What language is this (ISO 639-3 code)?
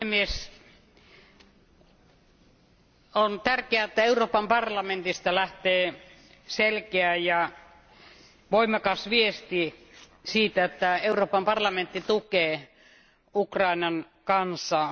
fin